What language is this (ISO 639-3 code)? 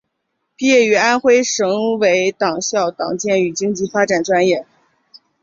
zho